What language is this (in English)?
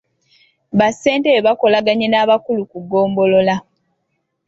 Ganda